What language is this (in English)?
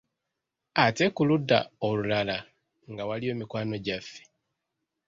Ganda